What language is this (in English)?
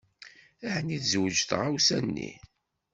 Kabyle